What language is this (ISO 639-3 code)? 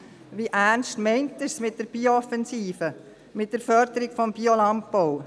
gsw